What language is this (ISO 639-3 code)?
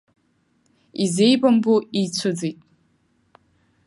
abk